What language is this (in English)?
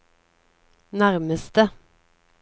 Norwegian